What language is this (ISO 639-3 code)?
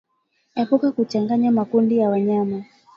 swa